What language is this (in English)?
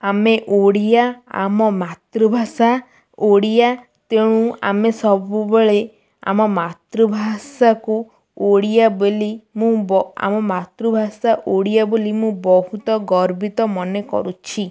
Odia